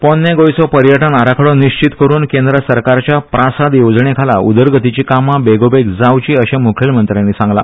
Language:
Konkani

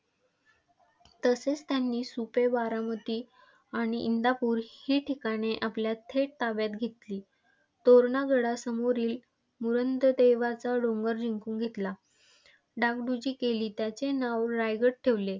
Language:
Marathi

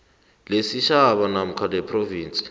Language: South Ndebele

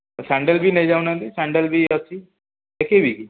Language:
Odia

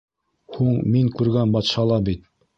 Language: Bashkir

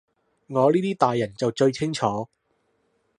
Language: Cantonese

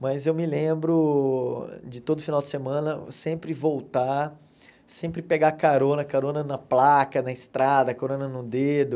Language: Portuguese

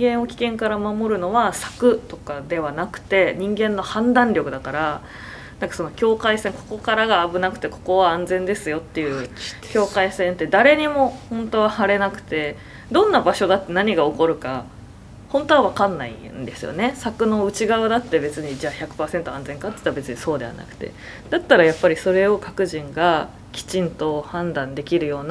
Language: Japanese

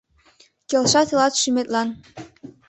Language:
Mari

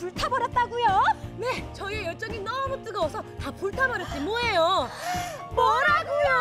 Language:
Korean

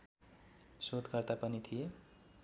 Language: Nepali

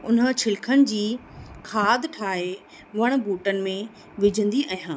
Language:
Sindhi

